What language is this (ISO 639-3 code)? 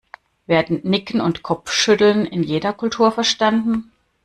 deu